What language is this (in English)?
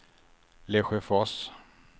Swedish